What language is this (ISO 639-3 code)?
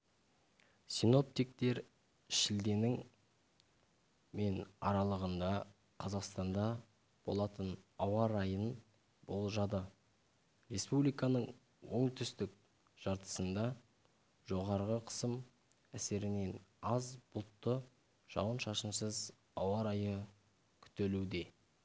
kaz